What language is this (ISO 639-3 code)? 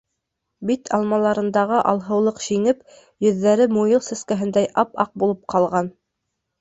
bak